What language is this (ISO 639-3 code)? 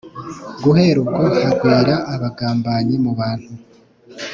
kin